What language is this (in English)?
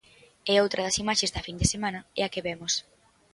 Galician